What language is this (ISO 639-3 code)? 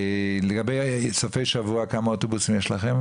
heb